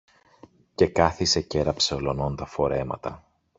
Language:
Greek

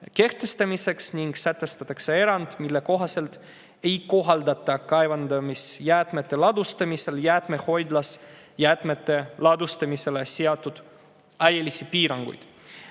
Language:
Estonian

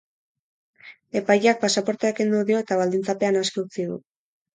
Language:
Basque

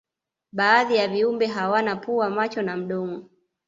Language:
Swahili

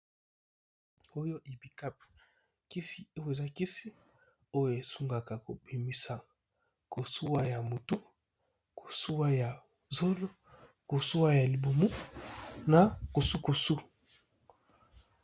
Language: Lingala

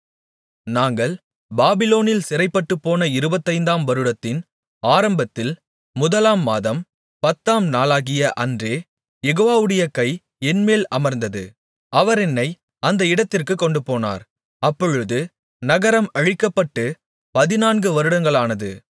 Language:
Tamil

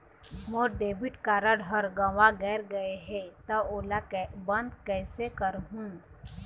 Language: Chhattisgarhi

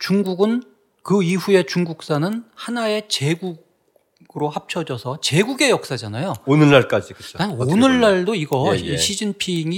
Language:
Korean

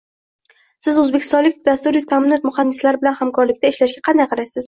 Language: Uzbek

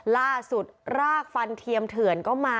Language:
Thai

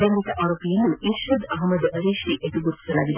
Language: Kannada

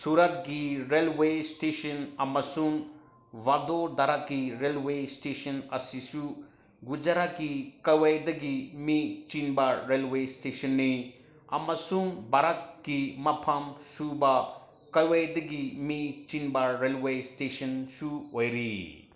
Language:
Manipuri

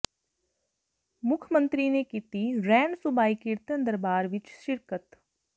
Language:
Punjabi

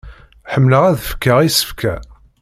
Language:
Kabyle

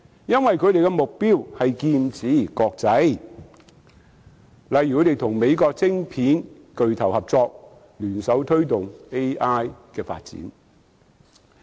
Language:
Cantonese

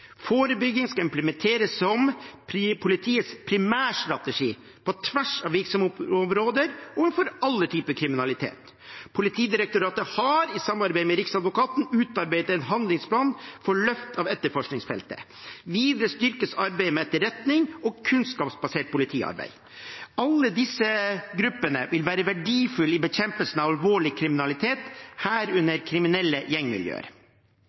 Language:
Norwegian Bokmål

